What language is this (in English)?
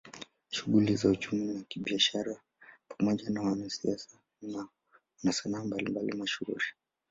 Swahili